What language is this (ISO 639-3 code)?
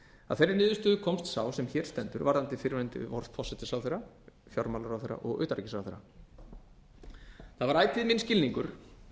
isl